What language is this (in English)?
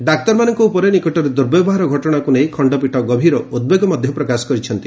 Odia